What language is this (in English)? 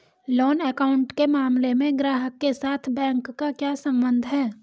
Hindi